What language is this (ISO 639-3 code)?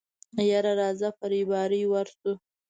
pus